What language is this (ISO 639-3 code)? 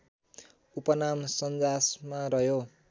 nep